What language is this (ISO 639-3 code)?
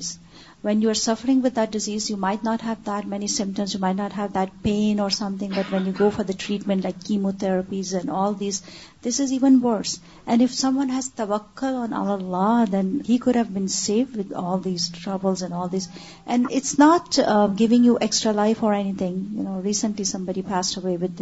urd